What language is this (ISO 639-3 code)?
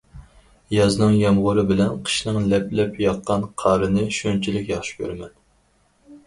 uig